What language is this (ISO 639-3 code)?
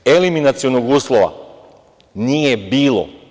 srp